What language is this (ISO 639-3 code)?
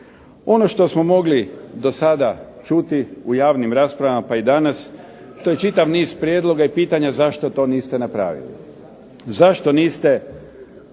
hrv